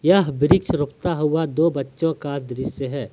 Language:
Hindi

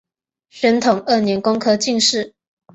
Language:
Chinese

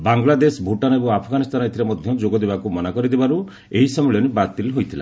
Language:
Odia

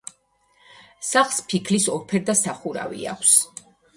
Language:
Georgian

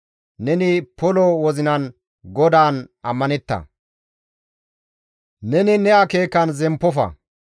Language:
Gamo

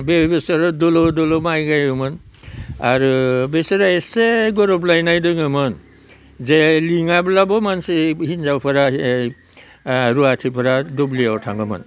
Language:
Bodo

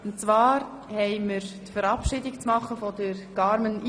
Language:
Swiss German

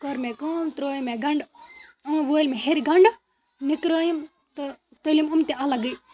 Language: Kashmiri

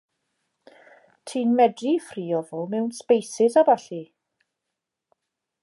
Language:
Welsh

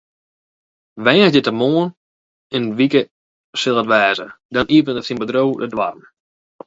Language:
Western Frisian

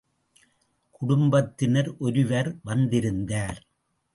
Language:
Tamil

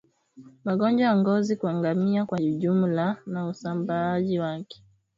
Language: Swahili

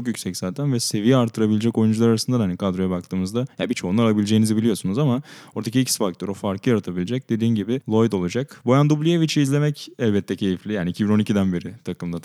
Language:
Turkish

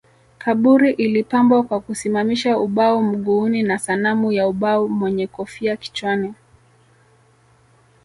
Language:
Swahili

